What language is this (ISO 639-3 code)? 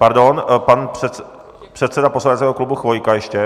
ces